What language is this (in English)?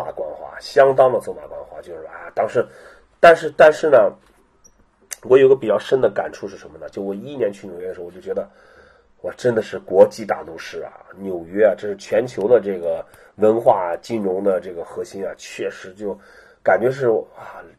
Chinese